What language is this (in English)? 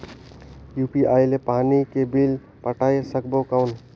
Chhattisgarhi